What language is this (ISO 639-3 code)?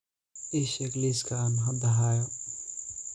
som